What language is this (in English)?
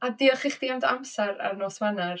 Welsh